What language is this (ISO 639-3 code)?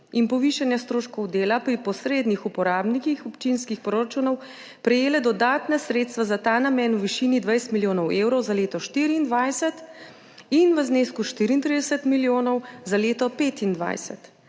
slv